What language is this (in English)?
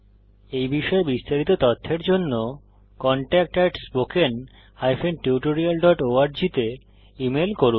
Bangla